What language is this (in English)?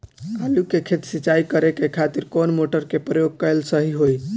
Bhojpuri